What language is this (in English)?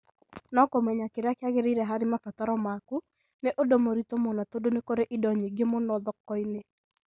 Kikuyu